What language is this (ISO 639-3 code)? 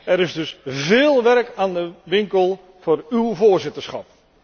nld